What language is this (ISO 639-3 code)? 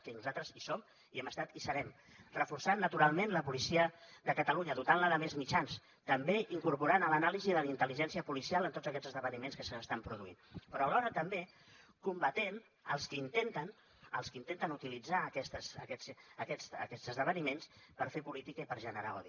cat